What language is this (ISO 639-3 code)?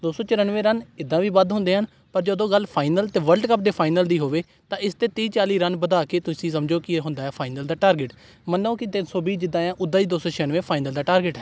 pan